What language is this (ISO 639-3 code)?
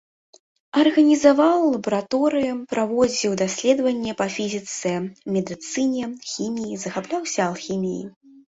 bel